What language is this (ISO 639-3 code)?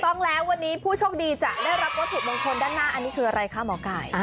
tha